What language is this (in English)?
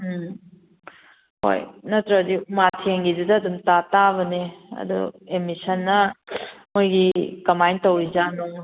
Manipuri